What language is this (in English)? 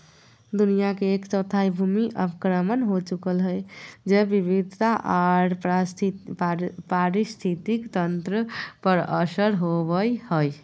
Magahi